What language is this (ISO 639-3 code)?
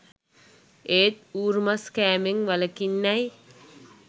sin